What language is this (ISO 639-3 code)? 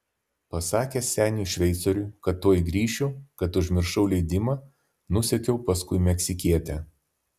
lit